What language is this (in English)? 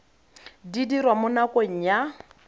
Tswana